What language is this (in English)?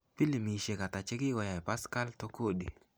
Kalenjin